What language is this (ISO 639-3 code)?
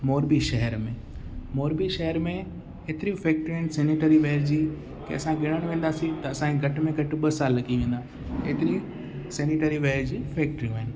snd